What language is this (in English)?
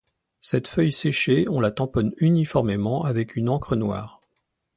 French